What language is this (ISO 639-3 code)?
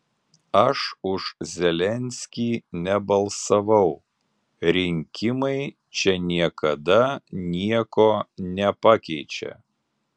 lit